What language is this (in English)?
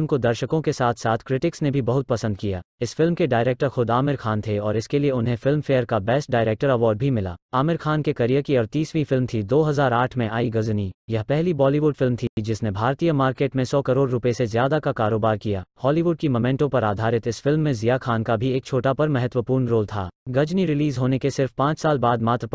Hindi